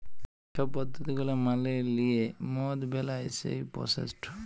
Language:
Bangla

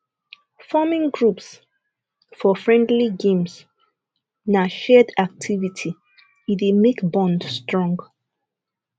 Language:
Nigerian Pidgin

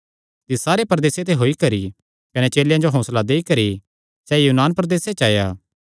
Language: Kangri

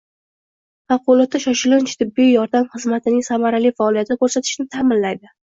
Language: Uzbek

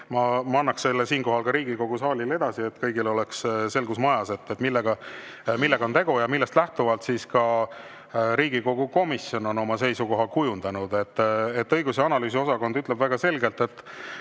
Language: Estonian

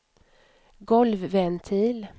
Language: Swedish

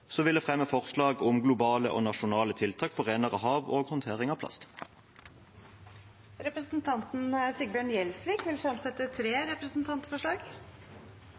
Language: Norwegian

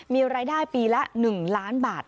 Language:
Thai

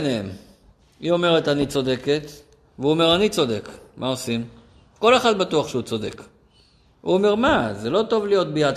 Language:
Hebrew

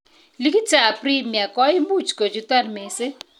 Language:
Kalenjin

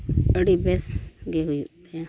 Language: Santali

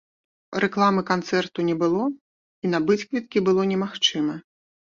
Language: Belarusian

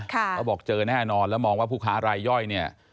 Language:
Thai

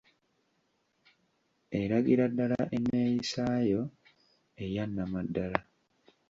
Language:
Ganda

